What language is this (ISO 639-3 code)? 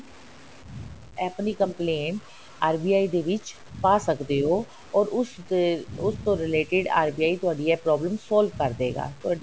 pan